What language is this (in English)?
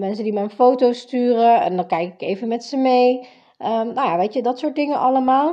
Dutch